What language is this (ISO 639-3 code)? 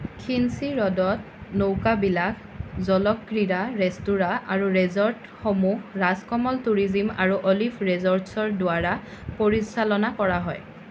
asm